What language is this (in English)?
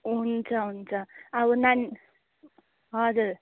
Nepali